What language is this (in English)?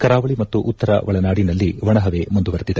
Kannada